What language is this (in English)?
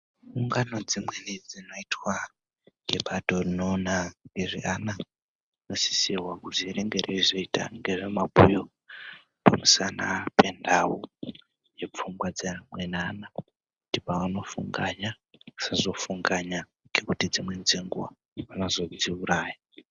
Ndau